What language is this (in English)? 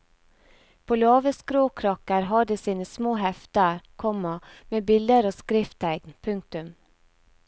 Norwegian